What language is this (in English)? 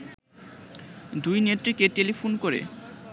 Bangla